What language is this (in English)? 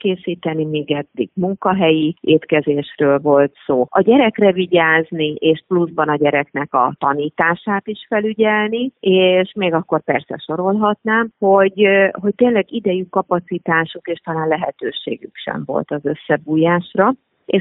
Hungarian